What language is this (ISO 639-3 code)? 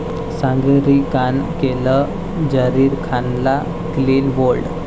mar